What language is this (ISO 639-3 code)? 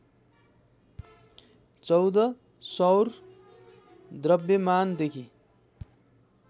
nep